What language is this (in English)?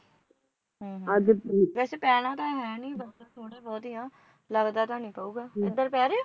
Punjabi